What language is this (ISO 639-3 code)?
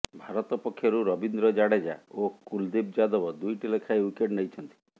ori